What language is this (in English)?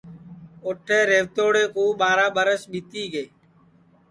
Sansi